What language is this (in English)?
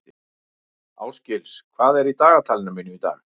Icelandic